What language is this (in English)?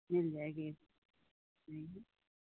Hindi